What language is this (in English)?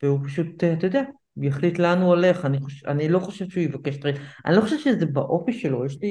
Hebrew